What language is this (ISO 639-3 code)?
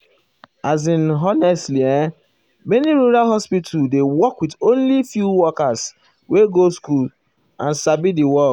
pcm